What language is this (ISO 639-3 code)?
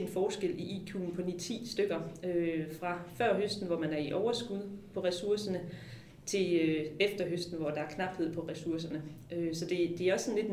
dan